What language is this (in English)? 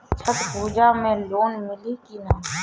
Bhojpuri